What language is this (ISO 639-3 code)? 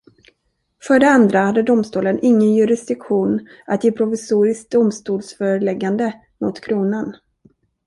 swe